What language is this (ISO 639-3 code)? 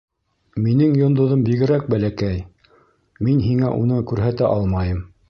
bak